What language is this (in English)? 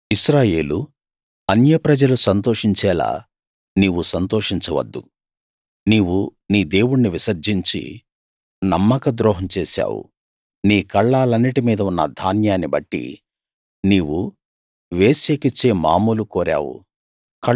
Telugu